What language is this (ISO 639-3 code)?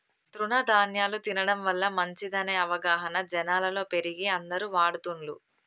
tel